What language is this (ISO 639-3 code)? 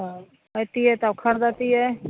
mai